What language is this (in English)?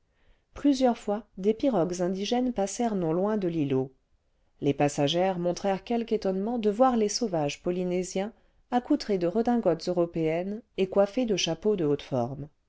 French